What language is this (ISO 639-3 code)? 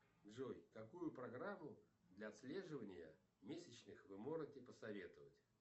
rus